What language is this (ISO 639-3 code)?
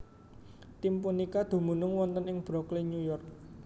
jav